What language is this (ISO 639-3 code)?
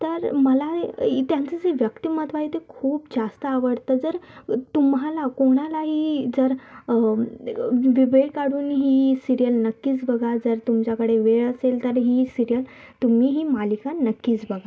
mar